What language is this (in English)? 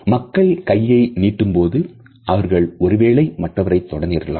Tamil